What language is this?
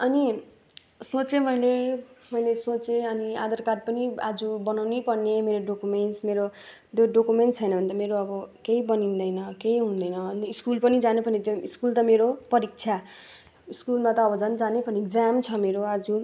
Nepali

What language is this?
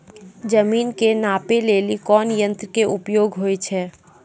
Maithili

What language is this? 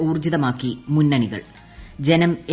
Malayalam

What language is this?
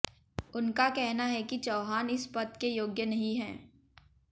Hindi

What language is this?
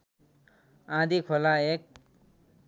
Nepali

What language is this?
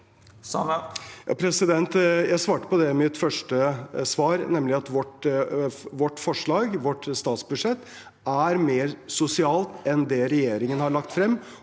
Norwegian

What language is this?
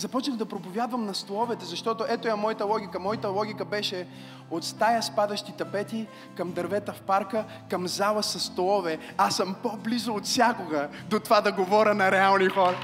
Bulgarian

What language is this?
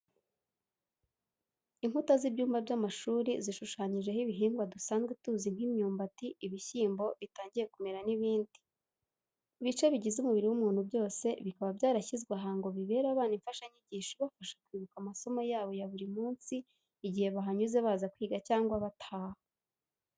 Kinyarwanda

